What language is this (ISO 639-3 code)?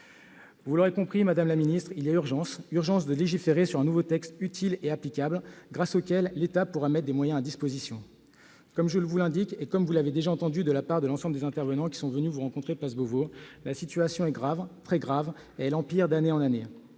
fra